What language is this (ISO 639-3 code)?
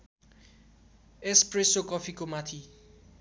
nep